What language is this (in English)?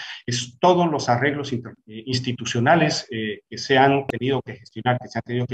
Spanish